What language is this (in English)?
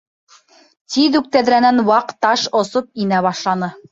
Bashkir